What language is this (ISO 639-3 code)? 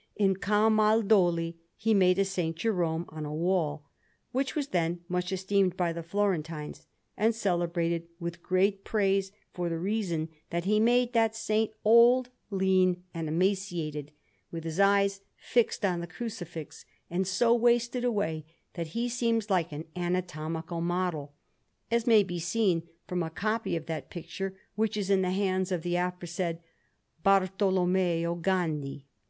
eng